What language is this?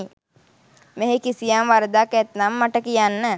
Sinhala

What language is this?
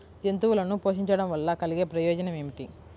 Telugu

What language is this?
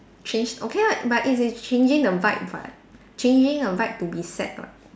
English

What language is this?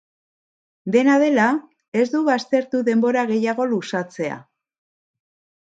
Basque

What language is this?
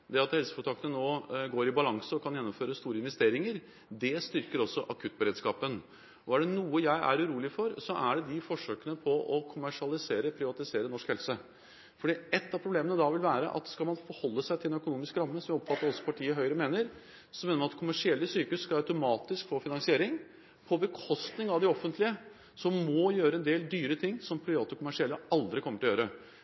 Norwegian Bokmål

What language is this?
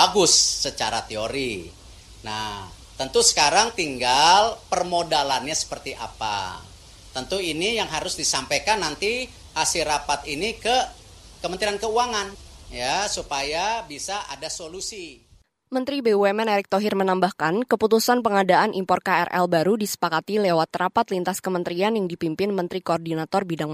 Indonesian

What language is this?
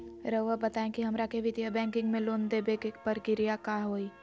Magahi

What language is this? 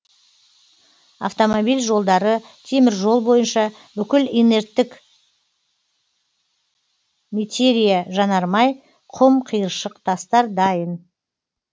Kazakh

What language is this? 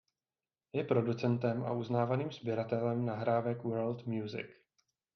Czech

